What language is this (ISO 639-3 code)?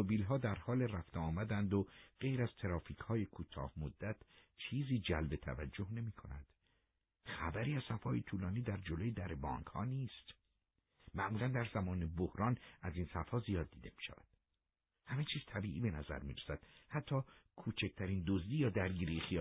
fas